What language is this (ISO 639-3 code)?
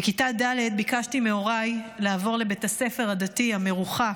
heb